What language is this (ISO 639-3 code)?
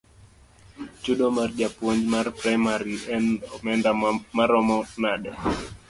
luo